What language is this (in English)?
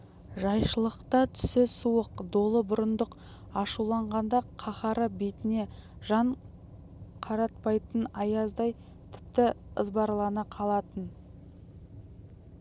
Kazakh